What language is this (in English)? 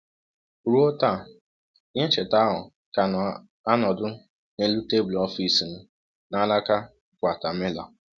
Igbo